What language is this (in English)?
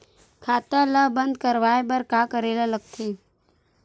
Chhattisgarhi